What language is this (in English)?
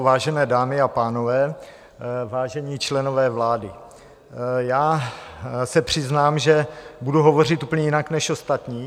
Czech